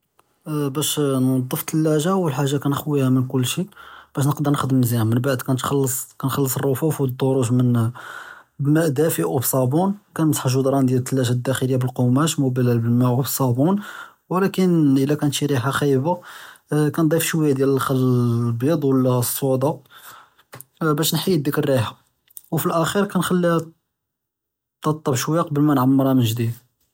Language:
Judeo-Arabic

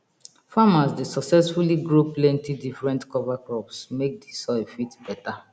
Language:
Nigerian Pidgin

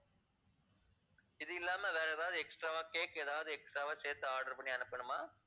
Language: Tamil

